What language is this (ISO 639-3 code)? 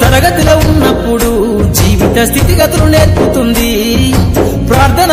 ara